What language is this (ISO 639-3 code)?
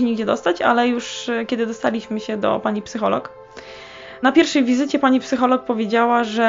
pol